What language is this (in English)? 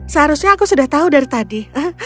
Indonesian